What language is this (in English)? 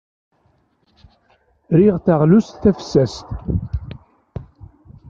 Kabyle